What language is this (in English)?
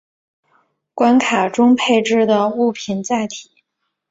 Chinese